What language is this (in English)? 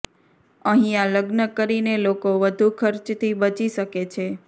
Gujarati